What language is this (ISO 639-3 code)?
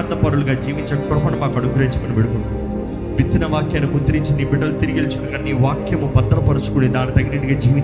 tel